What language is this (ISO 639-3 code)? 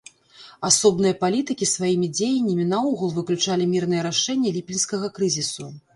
bel